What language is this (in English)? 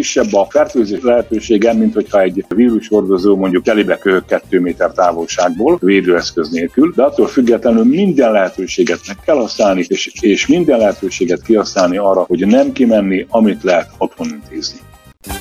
Hungarian